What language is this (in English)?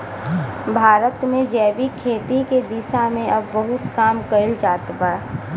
Bhojpuri